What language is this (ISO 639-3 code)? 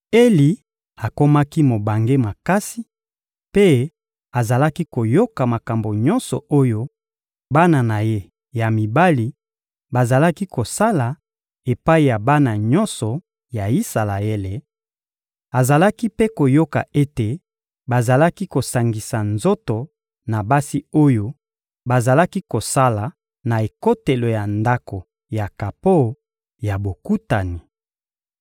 lin